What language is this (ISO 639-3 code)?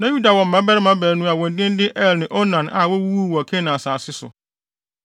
aka